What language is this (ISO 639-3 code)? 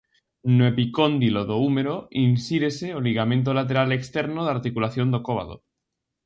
glg